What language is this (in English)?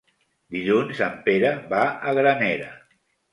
Catalan